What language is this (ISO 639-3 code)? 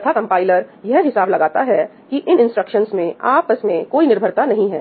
hin